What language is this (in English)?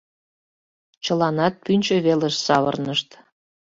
Mari